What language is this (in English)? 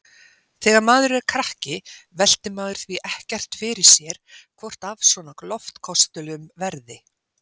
Icelandic